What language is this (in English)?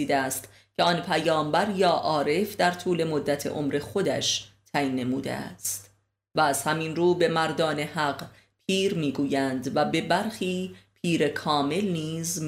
Persian